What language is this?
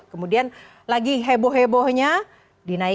Indonesian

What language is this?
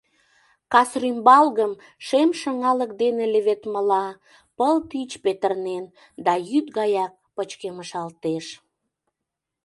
Mari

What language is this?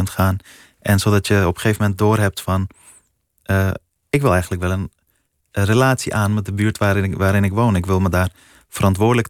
Dutch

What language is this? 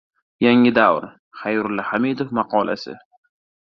Uzbek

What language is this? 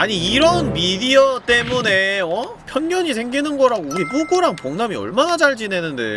Korean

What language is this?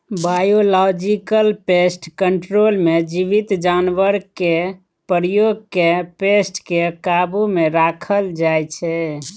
Maithili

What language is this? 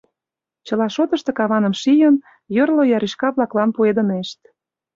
Mari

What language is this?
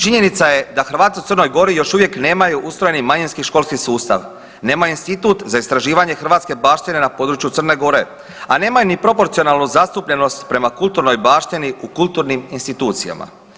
Croatian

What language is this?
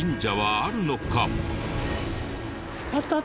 Japanese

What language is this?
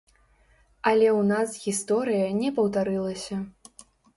Belarusian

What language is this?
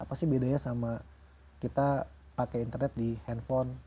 Indonesian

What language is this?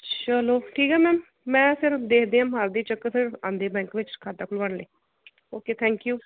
Punjabi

